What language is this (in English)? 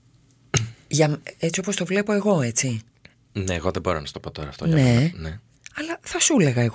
Greek